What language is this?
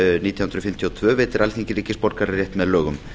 Icelandic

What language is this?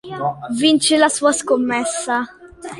Italian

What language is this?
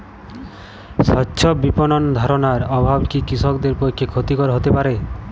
Bangla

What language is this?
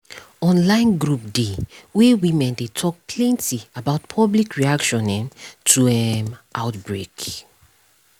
Nigerian Pidgin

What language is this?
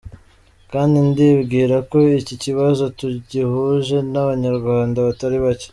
Kinyarwanda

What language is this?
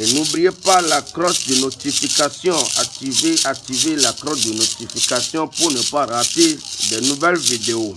French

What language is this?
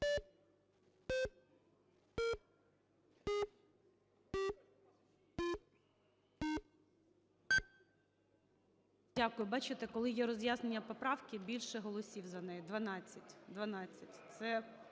Ukrainian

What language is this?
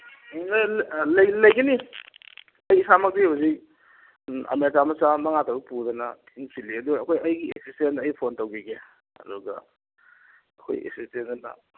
Manipuri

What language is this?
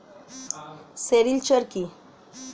Bangla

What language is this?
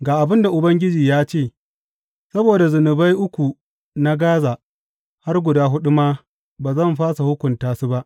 Hausa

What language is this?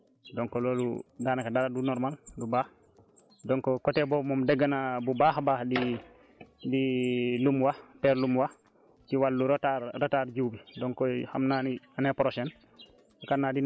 Wolof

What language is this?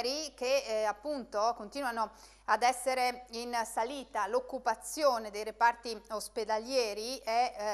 Italian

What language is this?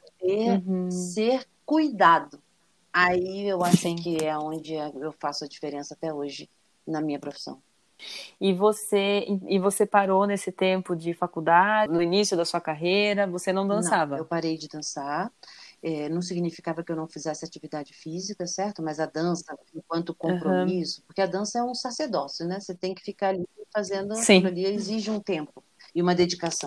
Portuguese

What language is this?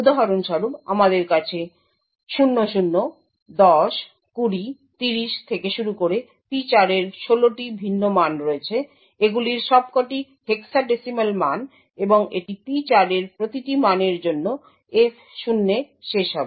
Bangla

